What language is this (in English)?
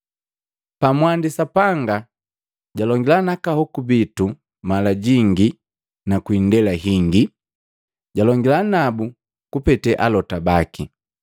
Matengo